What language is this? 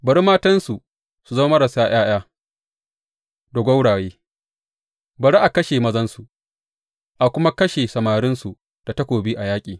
Hausa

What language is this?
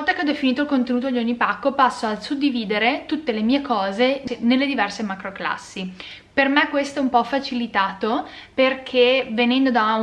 Italian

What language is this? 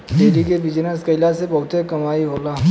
Bhojpuri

